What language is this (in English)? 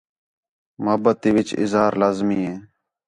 Khetrani